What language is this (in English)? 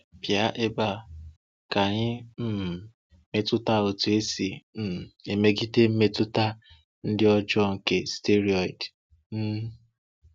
Igbo